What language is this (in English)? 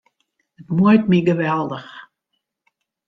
Western Frisian